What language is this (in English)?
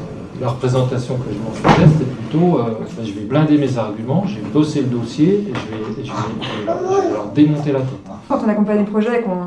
French